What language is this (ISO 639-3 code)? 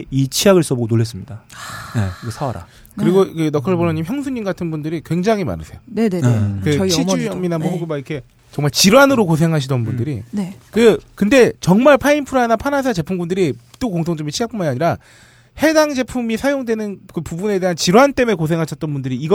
kor